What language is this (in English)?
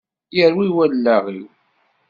Kabyle